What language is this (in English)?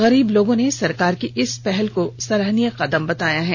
Hindi